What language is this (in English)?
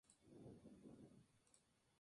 Spanish